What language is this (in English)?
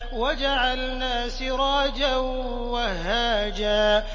Arabic